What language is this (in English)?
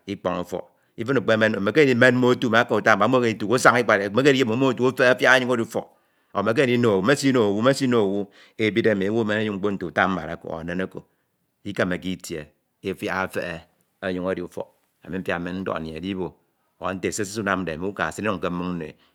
Ito